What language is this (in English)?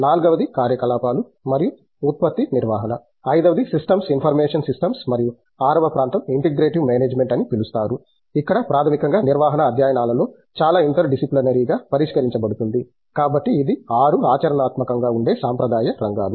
Telugu